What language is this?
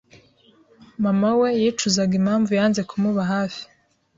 Kinyarwanda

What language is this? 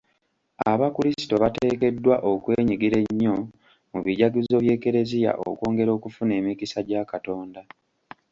Ganda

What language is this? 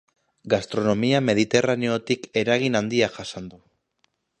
Basque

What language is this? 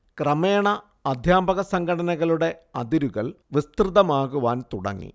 Malayalam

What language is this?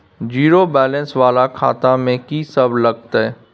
Maithili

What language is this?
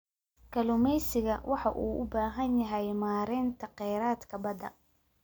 Somali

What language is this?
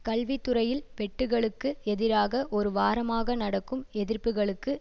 Tamil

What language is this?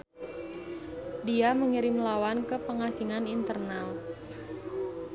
Sundanese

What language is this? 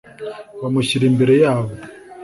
Kinyarwanda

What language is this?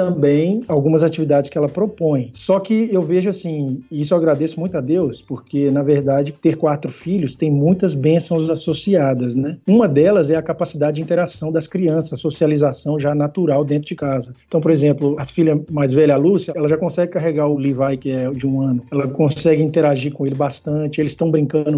Portuguese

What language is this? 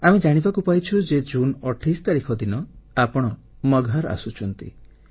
Odia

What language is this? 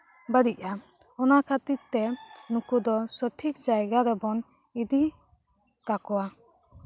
Santali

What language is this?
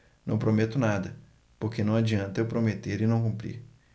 Portuguese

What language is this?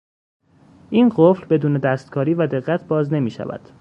Persian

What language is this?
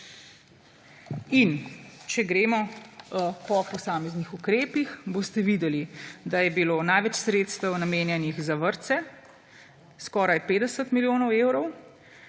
Slovenian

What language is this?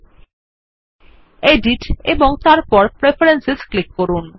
Bangla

